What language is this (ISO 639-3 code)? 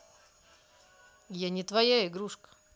rus